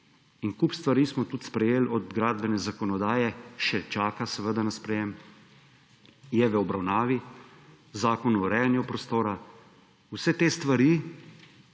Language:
Slovenian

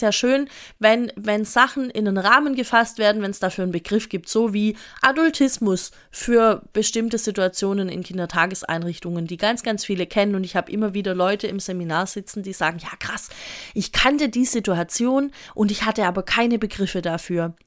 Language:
German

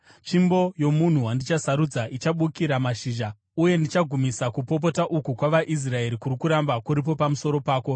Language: Shona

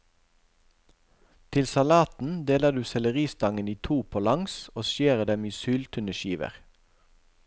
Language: Norwegian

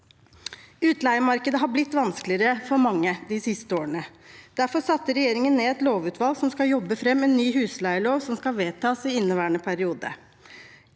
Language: Norwegian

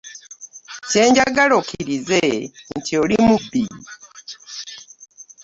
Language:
Ganda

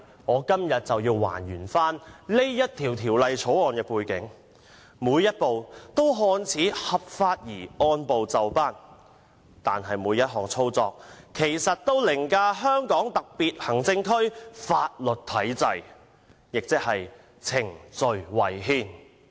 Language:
Cantonese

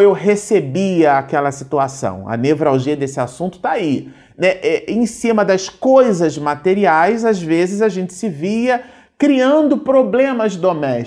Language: Portuguese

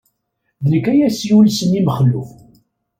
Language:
Kabyle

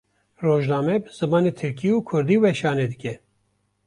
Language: Kurdish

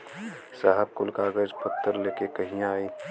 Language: Bhojpuri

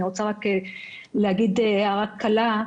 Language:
Hebrew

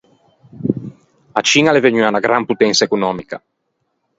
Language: Ligurian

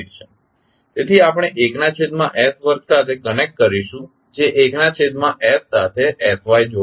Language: Gujarati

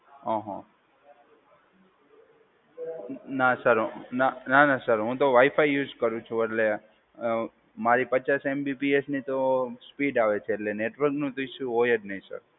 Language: Gujarati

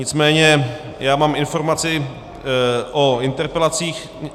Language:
Czech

